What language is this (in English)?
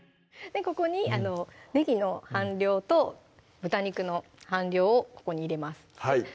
Japanese